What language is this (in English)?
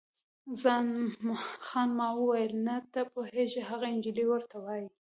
Pashto